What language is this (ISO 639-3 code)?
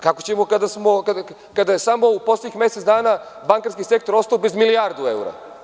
srp